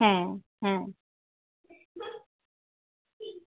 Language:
Bangla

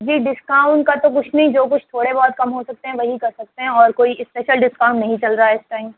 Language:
Urdu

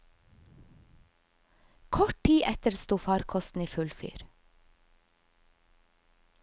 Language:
Norwegian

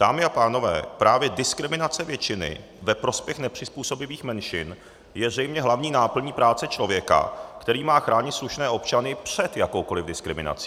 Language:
Czech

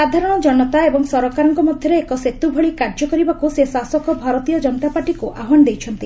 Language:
Odia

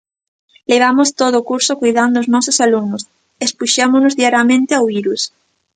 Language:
Galician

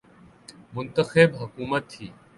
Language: Urdu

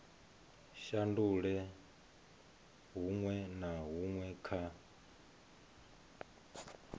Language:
Venda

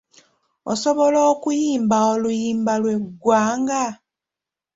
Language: Ganda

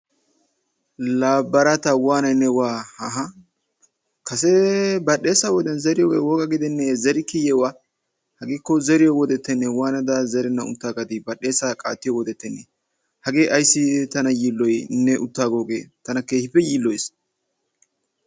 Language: Wolaytta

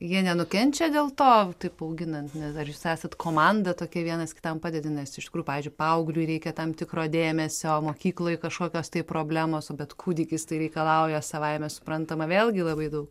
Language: Lithuanian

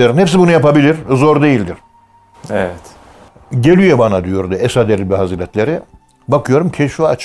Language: Turkish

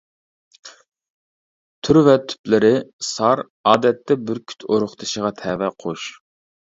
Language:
Uyghur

